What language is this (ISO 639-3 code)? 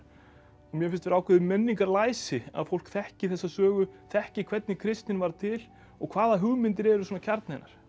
isl